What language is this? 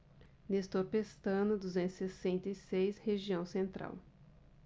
Portuguese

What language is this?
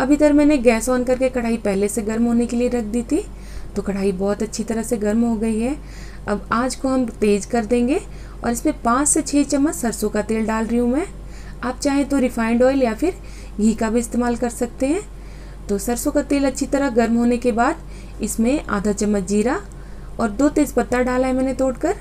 Hindi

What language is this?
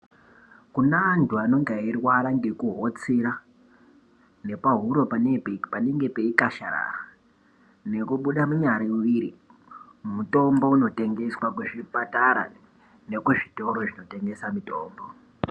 Ndau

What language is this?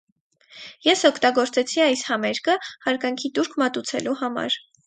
Armenian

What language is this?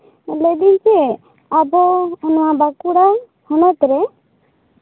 Santali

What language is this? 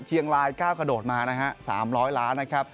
Thai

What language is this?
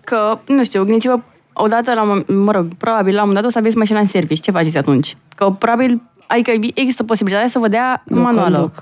Romanian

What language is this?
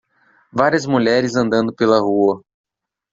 Portuguese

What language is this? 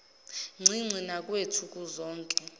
Zulu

